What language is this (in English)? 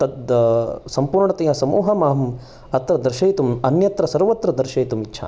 Sanskrit